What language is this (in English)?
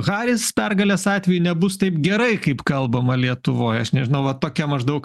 Lithuanian